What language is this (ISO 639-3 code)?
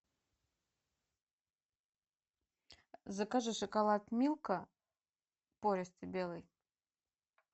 rus